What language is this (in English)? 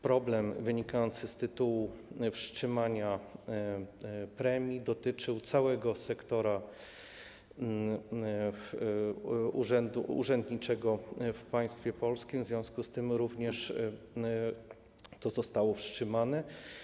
Polish